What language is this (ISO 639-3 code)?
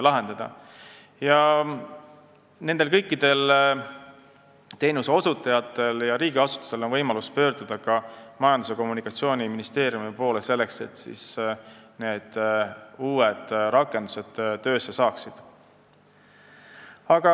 est